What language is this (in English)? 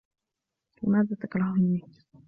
Arabic